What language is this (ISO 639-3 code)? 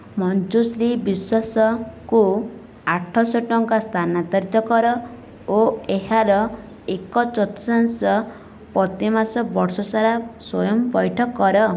ori